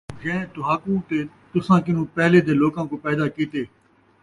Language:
Saraiki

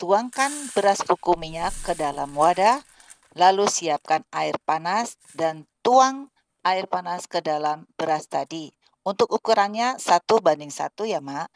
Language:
Indonesian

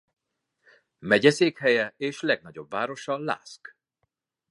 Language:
Hungarian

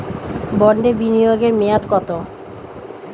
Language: Bangla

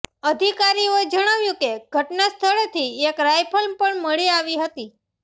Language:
Gujarati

